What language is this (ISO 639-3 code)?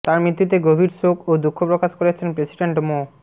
ben